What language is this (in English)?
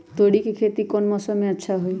Magahi